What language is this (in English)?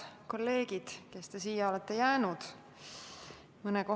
Estonian